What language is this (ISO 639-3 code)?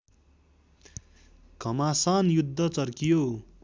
nep